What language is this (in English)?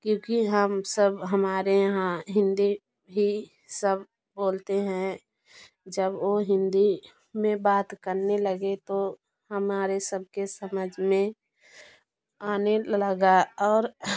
Hindi